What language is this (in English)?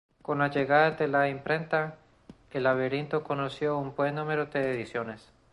Spanish